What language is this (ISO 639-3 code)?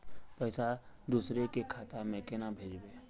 mag